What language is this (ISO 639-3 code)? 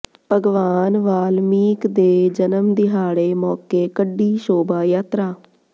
pan